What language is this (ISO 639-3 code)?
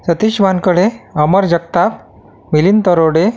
mar